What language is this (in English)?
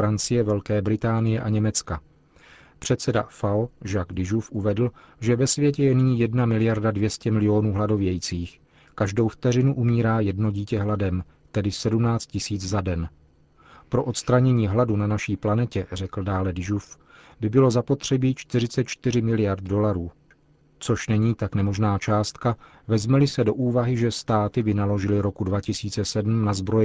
Czech